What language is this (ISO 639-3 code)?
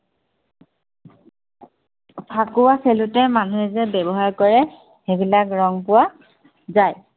asm